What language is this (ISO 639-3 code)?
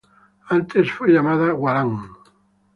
spa